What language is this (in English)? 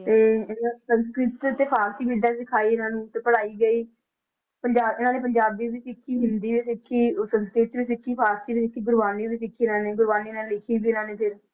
Punjabi